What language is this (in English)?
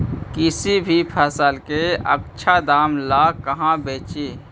Magahi